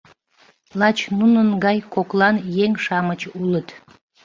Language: Mari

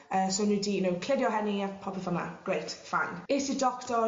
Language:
Welsh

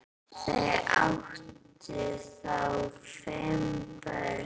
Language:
Icelandic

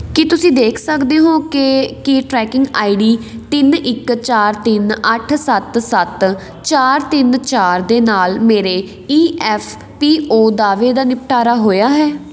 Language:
Punjabi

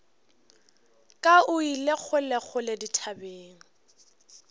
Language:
Northern Sotho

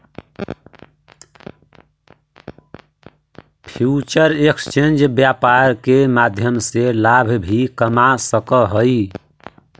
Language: Magahi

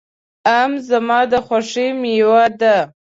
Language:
Pashto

